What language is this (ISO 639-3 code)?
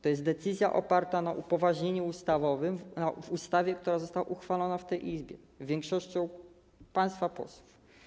pol